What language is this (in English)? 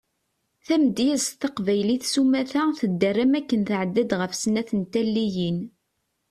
Kabyle